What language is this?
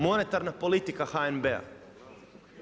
Croatian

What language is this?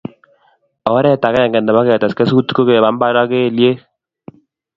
Kalenjin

